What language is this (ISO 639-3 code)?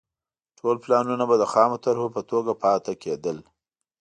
pus